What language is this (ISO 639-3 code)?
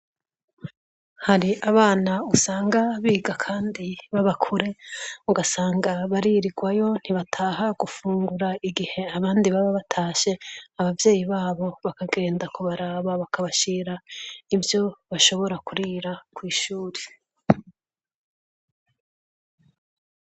run